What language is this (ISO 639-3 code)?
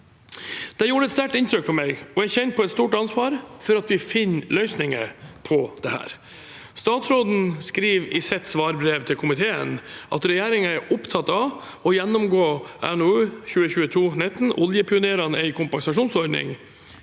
nor